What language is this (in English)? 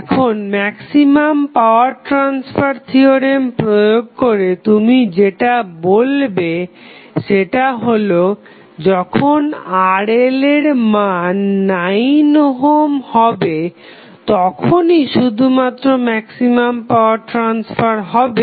Bangla